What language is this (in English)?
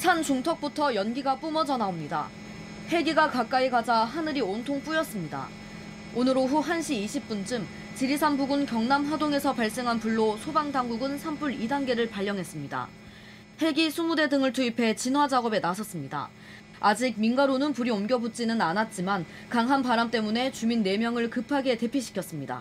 Korean